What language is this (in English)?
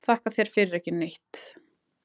Icelandic